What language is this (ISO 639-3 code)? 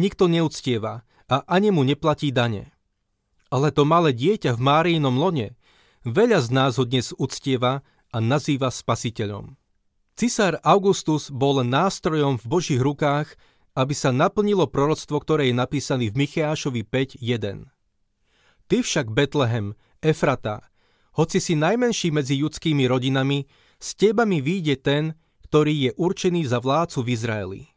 slk